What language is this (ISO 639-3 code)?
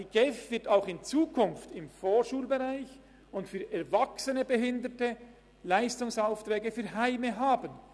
gsw